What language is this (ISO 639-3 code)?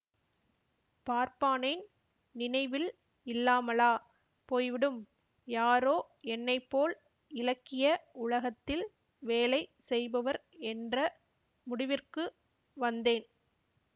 tam